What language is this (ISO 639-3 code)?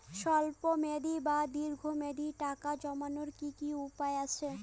ben